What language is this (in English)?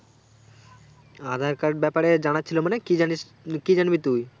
Bangla